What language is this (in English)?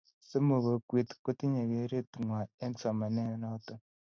Kalenjin